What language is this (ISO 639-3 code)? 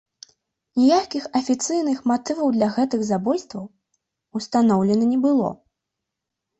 bel